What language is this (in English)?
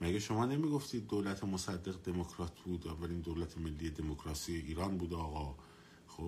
Persian